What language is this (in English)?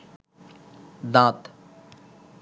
Bangla